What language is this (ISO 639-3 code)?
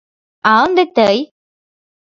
chm